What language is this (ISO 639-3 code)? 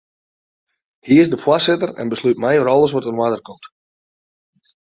fry